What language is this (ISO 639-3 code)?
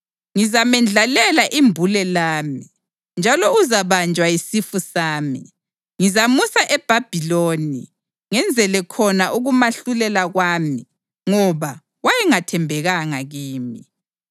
nde